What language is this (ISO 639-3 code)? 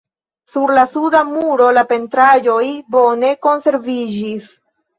epo